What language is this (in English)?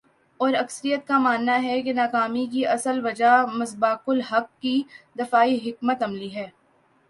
Urdu